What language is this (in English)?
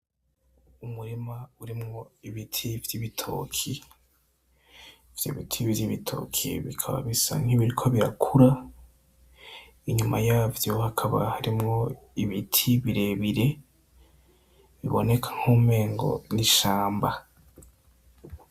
Rundi